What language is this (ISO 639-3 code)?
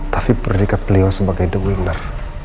ind